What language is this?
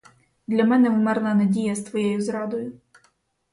Ukrainian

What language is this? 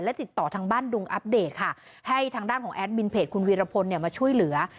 Thai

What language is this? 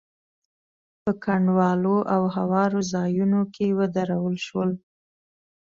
Pashto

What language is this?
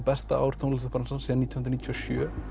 Icelandic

